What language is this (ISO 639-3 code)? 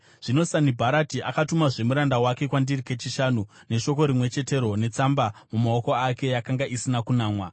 sna